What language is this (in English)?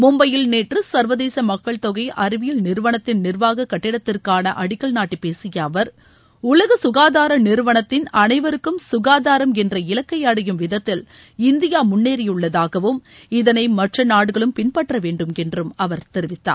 Tamil